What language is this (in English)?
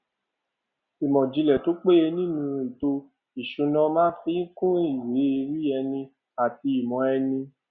Yoruba